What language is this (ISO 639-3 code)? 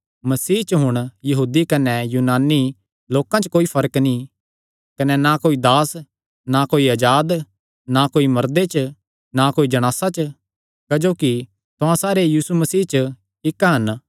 xnr